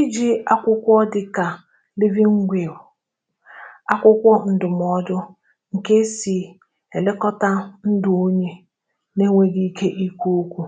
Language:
Igbo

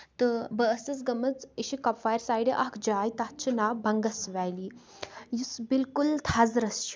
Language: Kashmiri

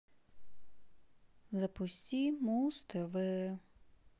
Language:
Russian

